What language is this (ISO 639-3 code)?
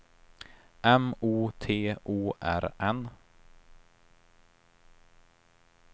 swe